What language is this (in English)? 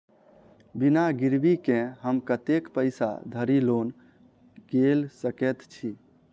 Maithili